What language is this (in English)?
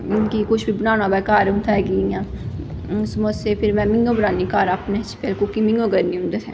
Dogri